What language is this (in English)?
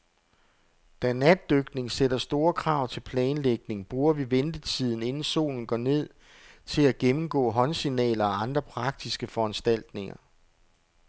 Danish